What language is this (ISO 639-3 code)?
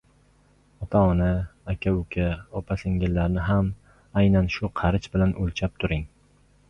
uzb